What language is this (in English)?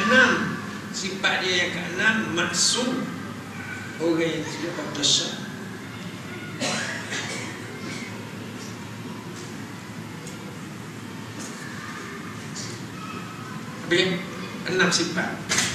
Malay